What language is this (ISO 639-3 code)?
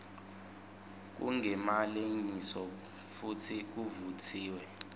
ssw